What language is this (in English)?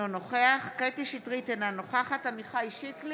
Hebrew